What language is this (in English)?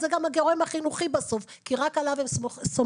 Hebrew